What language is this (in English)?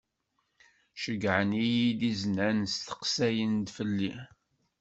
Kabyle